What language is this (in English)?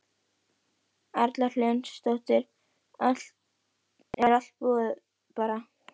Icelandic